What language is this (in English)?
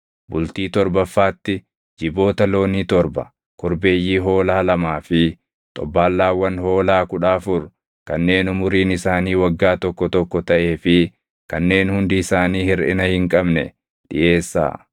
Oromo